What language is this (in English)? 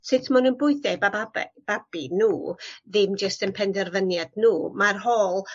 Welsh